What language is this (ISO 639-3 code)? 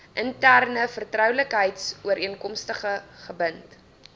afr